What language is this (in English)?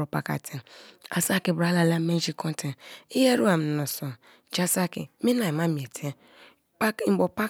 Kalabari